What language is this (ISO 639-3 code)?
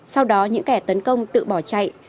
vie